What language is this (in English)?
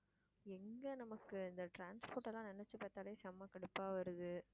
Tamil